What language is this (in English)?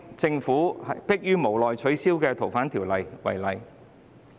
Cantonese